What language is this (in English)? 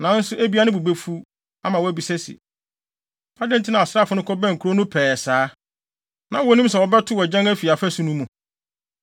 Akan